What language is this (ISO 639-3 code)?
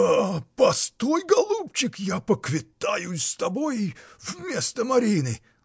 rus